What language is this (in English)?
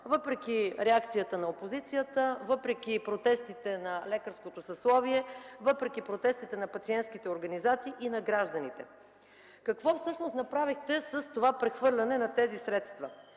Bulgarian